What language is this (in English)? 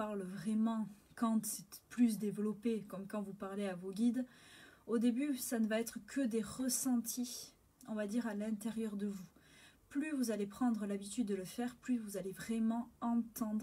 French